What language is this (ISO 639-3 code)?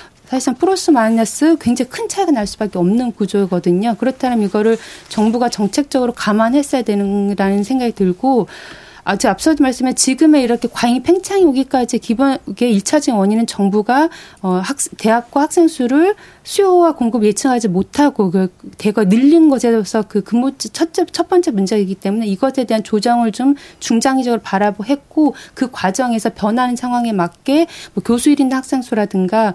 kor